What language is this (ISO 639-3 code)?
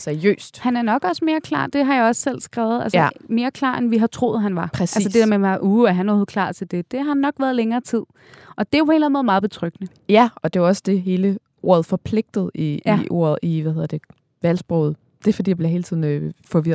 dan